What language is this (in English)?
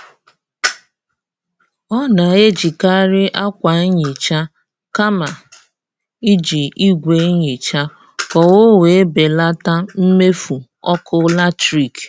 Igbo